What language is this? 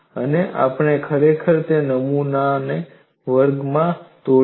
Gujarati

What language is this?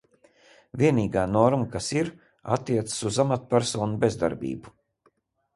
Latvian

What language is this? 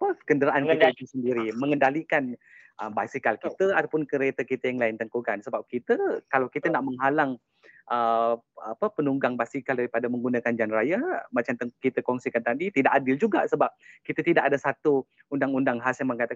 Malay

